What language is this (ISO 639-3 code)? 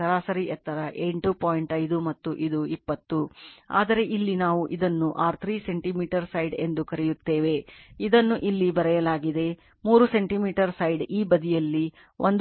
kan